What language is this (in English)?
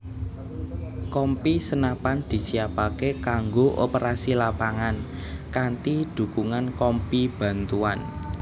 Javanese